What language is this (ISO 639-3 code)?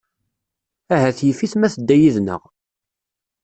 kab